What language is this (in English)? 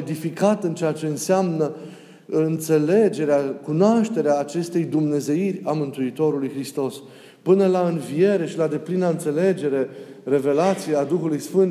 Romanian